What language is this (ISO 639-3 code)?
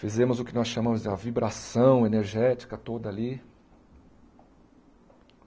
por